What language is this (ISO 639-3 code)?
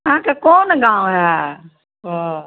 mai